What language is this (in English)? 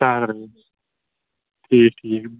Kashmiri